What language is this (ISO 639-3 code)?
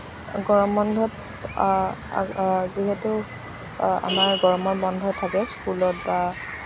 asm